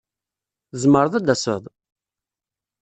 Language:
Kabyle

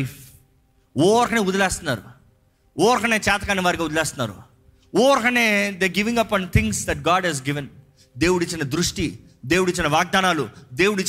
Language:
Telugu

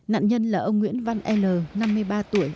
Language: Vietnamese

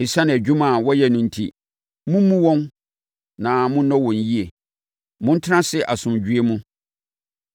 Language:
Akan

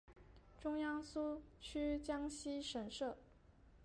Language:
Chinese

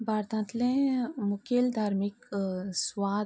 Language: Konkani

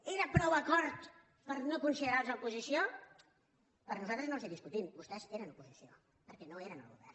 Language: Catalan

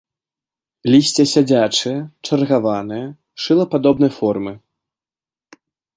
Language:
Belarusian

